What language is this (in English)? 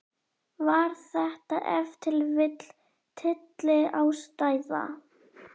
Icelandic